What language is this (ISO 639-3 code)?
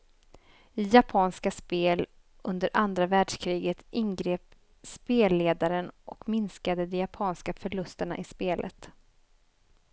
swe